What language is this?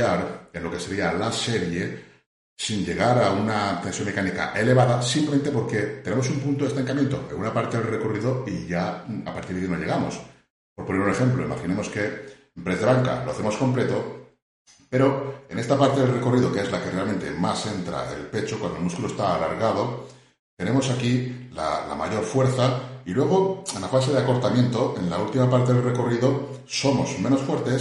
Spanish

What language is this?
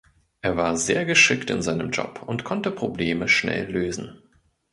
German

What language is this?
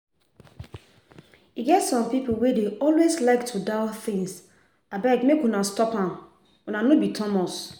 Nigerian Pidgin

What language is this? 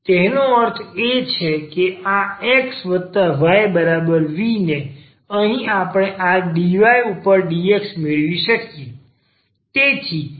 Gujarati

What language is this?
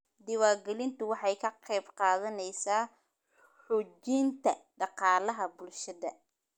Somali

